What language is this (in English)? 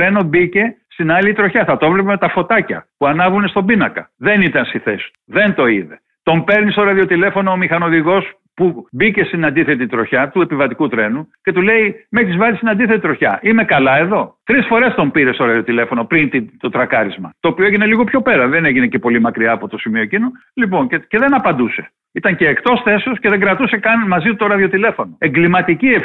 Greek